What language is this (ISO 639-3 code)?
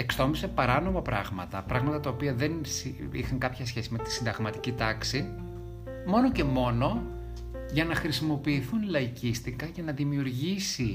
ell